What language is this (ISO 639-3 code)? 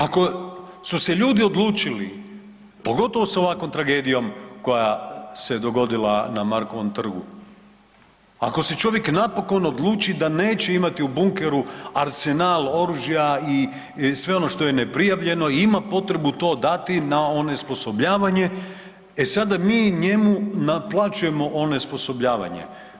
hrv